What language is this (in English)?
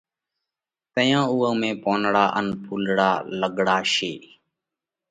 Parkari Koli